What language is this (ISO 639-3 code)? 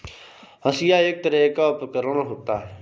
hin